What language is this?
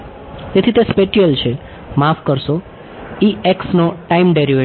Gujarati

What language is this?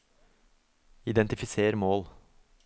Norwegian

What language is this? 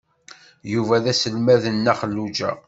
Kabyle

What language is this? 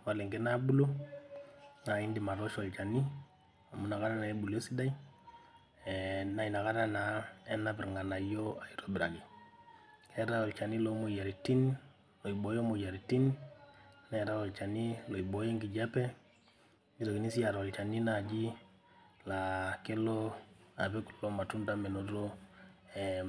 Masai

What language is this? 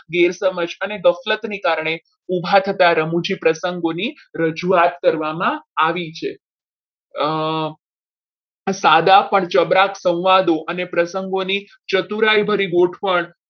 Gujarati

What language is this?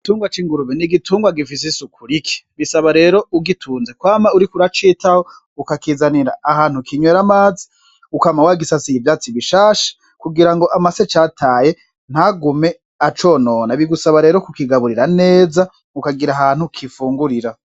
Rundi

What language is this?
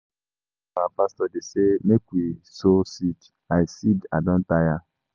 Nigerian Pidgin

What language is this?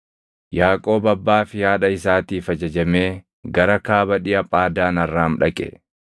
Oromo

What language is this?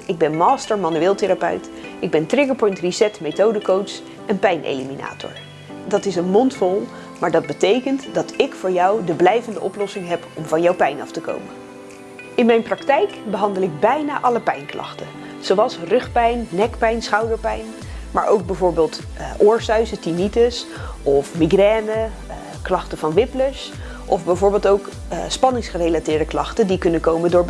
Dutch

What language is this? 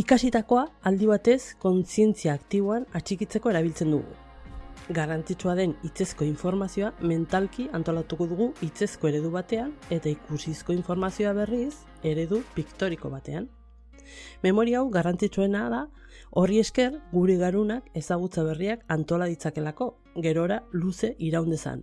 Basque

